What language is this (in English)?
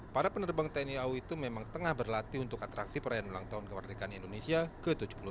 Indonesian